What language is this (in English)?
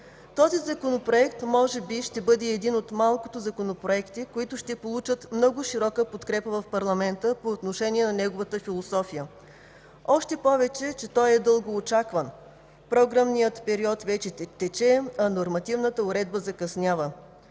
Bulgarian